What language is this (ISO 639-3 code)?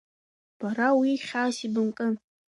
abk